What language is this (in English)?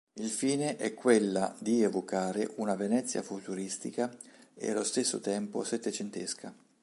Italian